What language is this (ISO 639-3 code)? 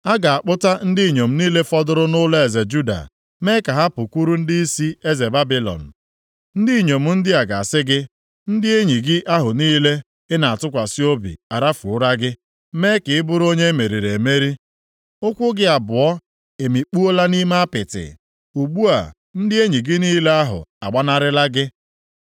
ibo